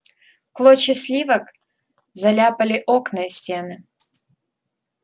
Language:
Russian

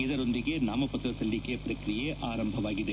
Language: Kannada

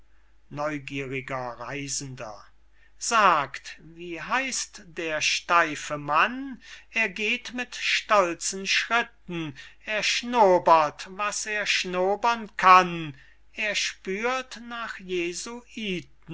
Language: German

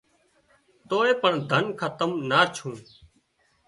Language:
Wadiyara Koli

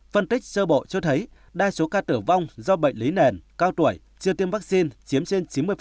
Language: Vietnamese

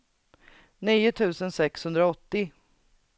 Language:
Swedish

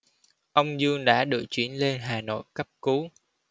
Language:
Vietnamese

